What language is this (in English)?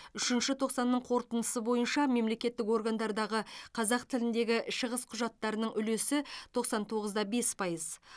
Kazakh